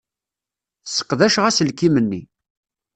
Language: Kabyle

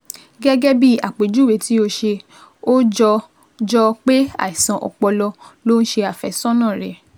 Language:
Yoruba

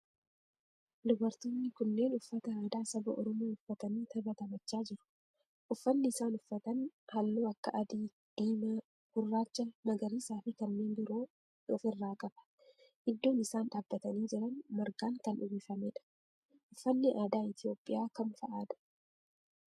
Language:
Oromo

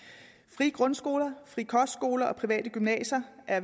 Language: Danish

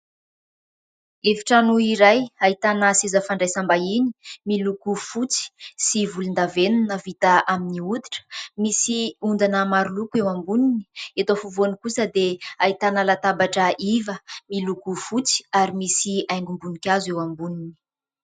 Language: Malagasy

